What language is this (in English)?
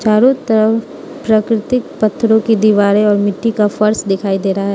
Hindi